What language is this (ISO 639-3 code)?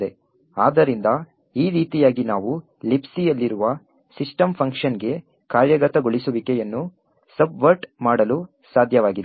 kan